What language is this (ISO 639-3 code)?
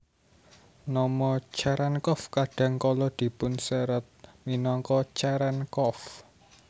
jav